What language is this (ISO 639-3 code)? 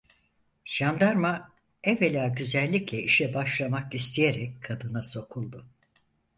tur